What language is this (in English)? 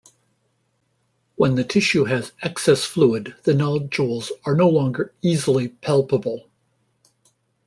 English